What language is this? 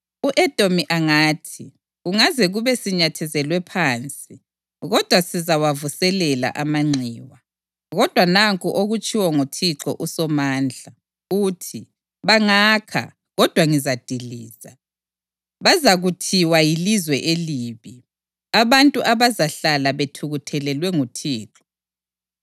North Ndebele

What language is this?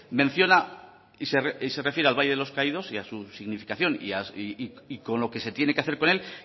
Spanish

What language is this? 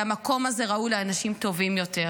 Hebrew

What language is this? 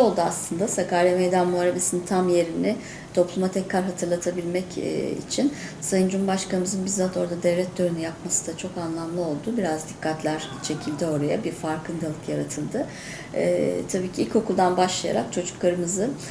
Turkish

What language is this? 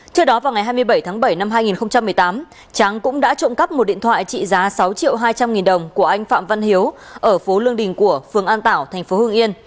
Vietnamese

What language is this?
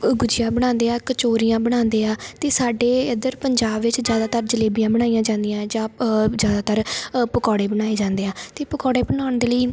Punjabi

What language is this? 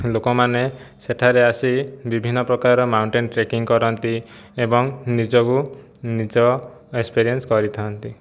Odia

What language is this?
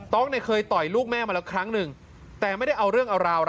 Thai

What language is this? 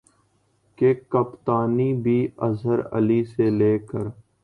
Urdu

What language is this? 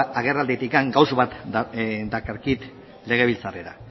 Basque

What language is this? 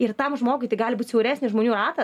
Lithuanian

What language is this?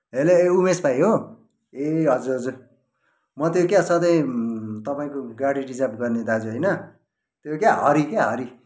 Nepali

